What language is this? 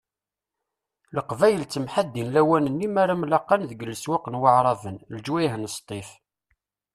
Kabyle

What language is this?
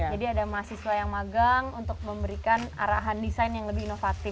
Indonesian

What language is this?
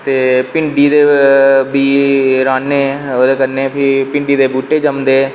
Dogri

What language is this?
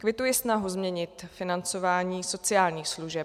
Czech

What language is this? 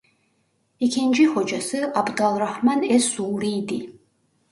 Turkish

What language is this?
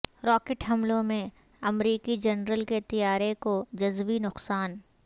Urdu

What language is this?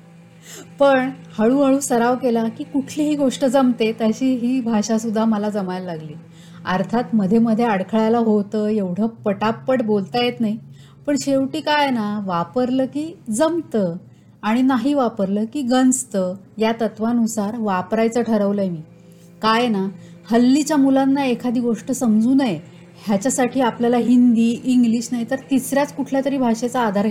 Marathi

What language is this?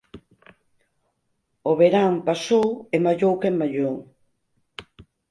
Galician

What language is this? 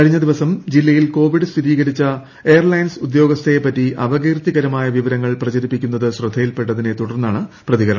Malayalam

